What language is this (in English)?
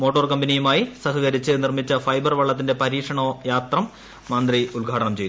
Malayalam